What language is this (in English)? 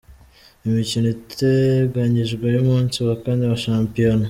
Kinyarwanda